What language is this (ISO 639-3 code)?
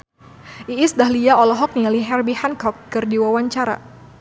sun